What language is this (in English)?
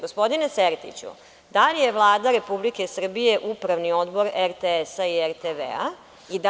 Serbian